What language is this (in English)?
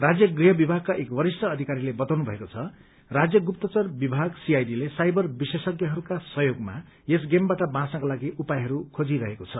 Nepali